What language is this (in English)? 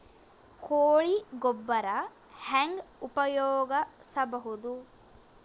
Kannada